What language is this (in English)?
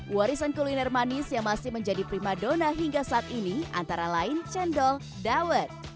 Indonesian